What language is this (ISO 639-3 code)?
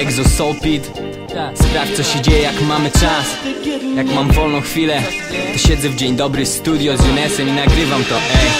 pol